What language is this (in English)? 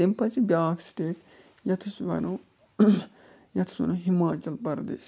Kashmiri